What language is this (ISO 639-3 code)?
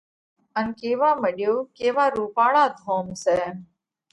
kvx